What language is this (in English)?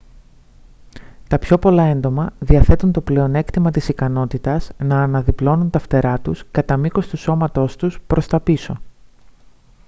Greek